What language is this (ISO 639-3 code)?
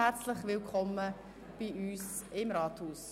gsw